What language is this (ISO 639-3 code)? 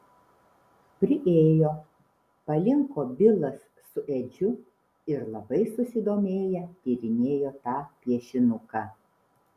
lit